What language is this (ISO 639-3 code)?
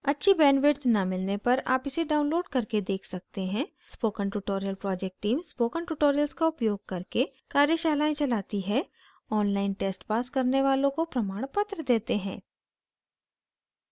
hin